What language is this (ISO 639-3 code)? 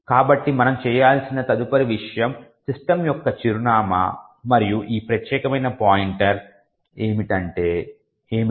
tel